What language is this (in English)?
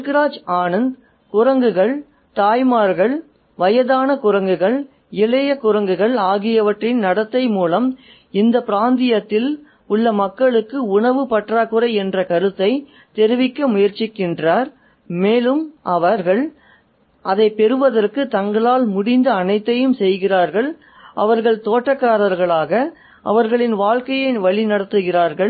Tamil